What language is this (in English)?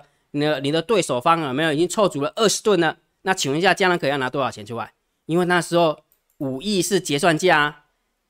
Chinese